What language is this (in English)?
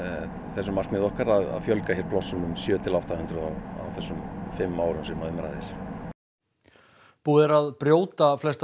Icelandic